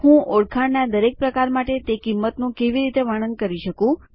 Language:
Gujarati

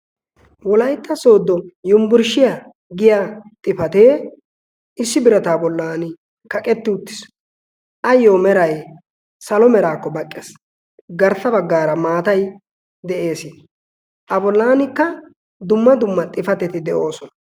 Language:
Wolaytta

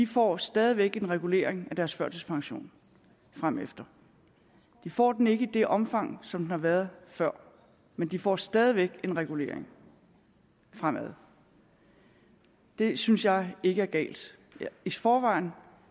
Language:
Danish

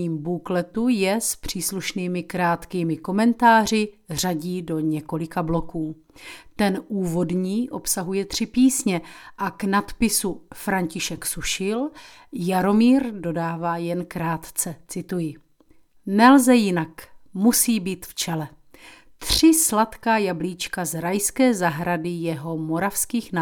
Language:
Czech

